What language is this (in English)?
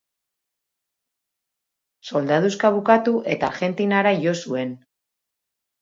Basque